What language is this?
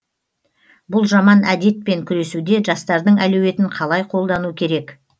Kazakh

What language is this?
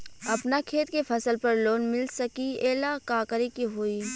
Bhojpuri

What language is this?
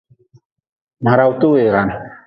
Nawdm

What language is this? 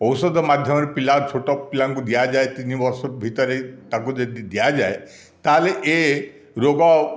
Odia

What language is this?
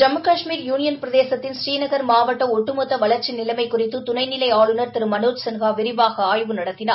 Tamil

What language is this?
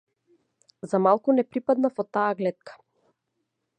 Macedonian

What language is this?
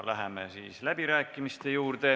Estonian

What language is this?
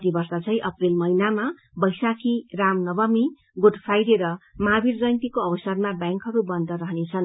Nepali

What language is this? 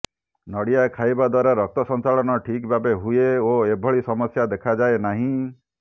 Odia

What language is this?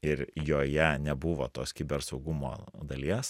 Lithuanian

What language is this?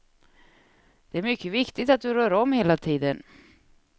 Swedish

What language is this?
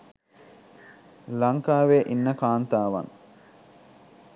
Sinhala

